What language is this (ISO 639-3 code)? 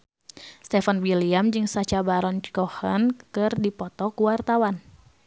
sun